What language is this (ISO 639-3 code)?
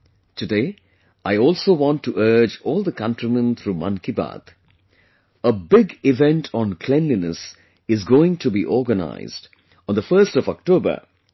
eng